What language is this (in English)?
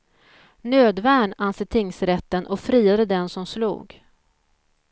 Swedish